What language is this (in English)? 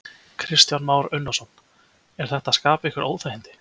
Icelandic